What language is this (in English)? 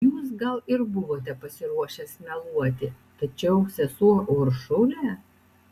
Lithuanian